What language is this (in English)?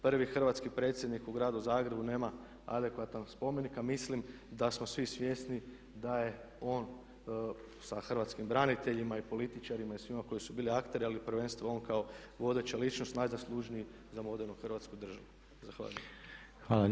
Croatian